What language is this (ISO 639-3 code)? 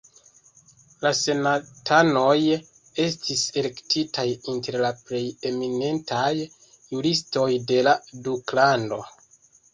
epo